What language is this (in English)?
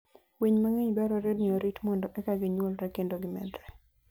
Luo (Kenya and Tanzania)